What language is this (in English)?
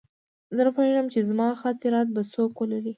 Pashto